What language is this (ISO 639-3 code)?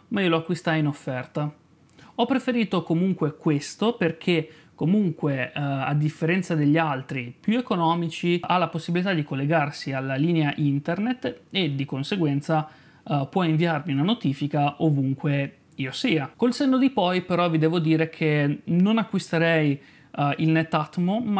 ita